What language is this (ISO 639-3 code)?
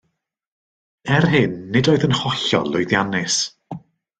cym